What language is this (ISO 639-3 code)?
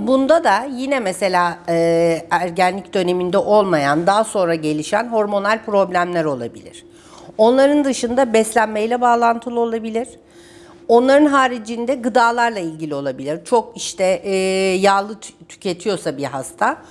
tur